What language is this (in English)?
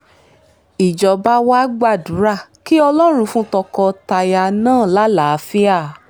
Yoruba